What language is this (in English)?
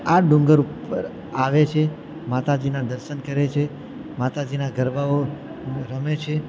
Gujarati